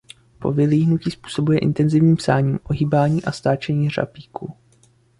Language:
Czech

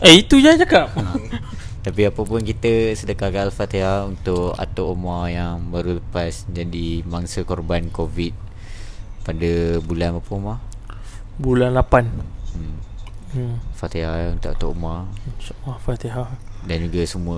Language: Malay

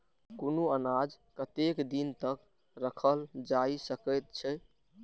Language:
Maithili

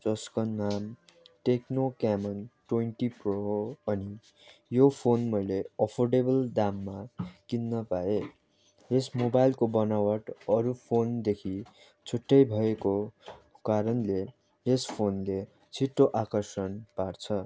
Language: Nepali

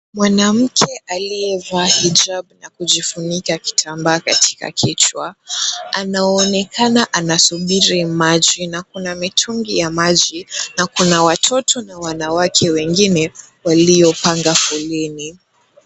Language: Swahili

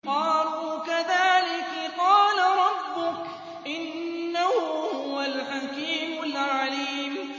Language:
Arabic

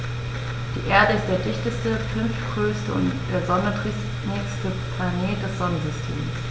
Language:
German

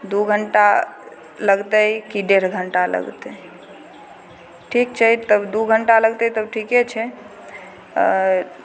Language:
Maithili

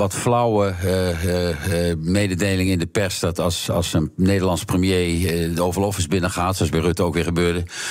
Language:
Dutch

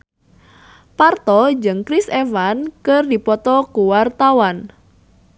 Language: Sundanese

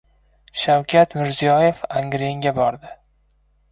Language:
Uzbek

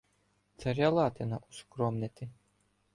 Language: Ukrainian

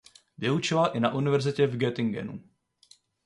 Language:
Czech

